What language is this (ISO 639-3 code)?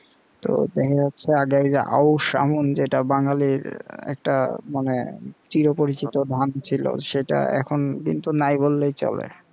ben